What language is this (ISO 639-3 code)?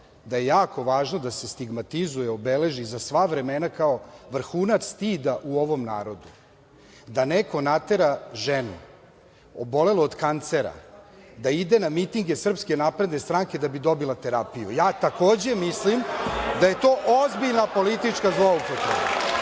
srp